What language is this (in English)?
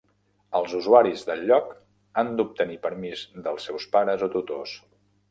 Catalan